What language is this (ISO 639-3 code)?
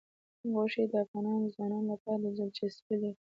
pus